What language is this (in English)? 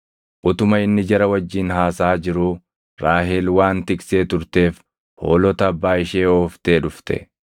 Oromo